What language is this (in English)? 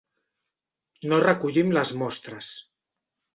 Catalan